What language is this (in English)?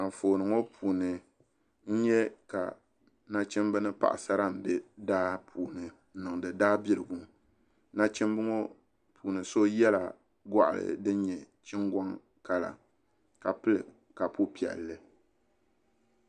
Dagbani